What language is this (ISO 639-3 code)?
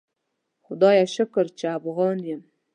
pus